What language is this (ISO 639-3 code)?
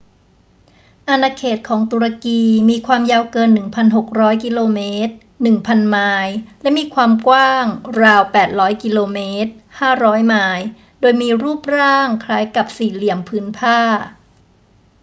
tha